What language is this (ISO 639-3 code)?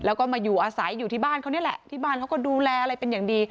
tha